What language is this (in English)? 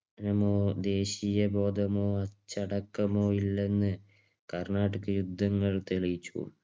Malayalam